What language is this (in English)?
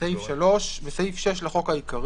Hebrew